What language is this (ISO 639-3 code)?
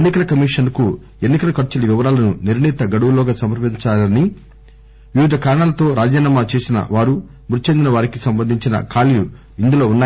tel